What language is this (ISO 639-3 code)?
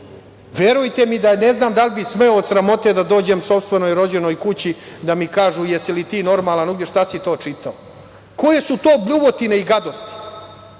srp